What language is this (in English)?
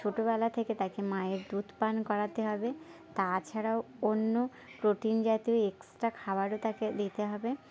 Bangla